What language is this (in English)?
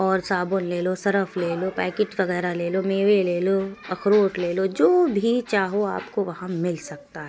Urdu